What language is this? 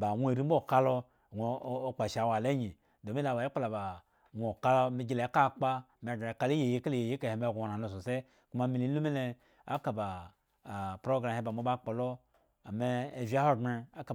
Eggon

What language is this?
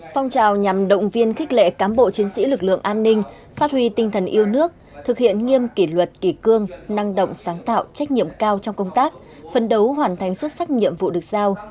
Vietnamese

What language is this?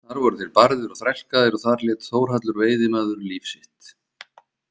Icelandic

